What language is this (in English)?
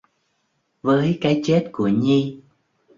Vietnamese